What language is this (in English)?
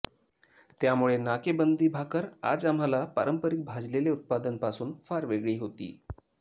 Marathi